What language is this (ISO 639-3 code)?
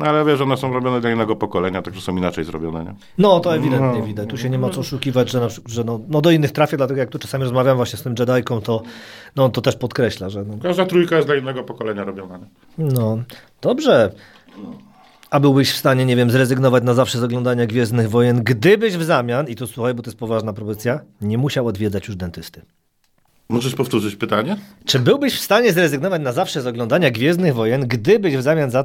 pol